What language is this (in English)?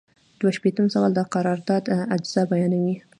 Pashto